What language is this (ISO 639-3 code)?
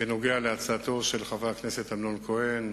heb